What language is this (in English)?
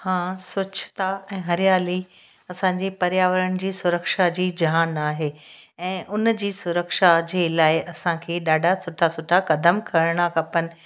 Sindhi